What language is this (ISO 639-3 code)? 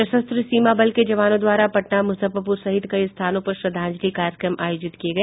hin